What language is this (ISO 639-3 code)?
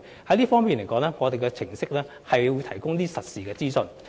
yue